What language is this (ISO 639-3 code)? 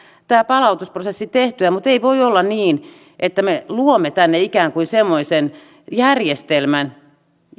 fin